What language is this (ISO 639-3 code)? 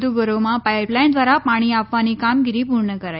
guj